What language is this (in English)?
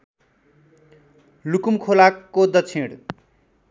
Nepali